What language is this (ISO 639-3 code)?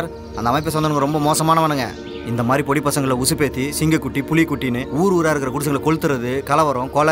tam